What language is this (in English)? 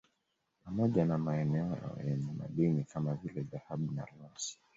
Swahili